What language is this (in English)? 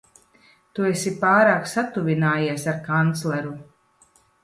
Latvian